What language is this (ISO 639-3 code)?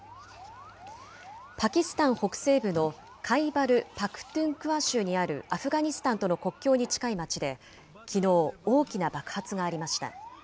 jpn